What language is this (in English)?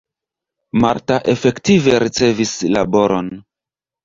Esperanto